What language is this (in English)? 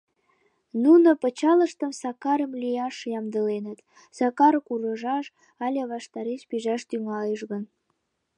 Mari